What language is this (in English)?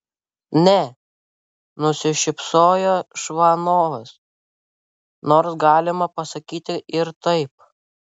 Lithuanian